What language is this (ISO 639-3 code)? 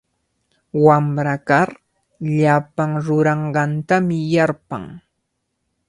qvl